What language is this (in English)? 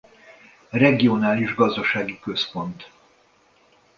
Hungarian